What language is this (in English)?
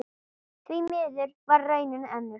Icelandic